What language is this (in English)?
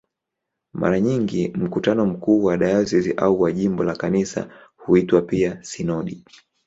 Swahili